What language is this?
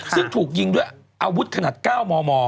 Thai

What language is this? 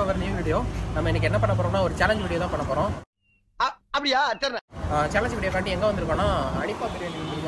Arabic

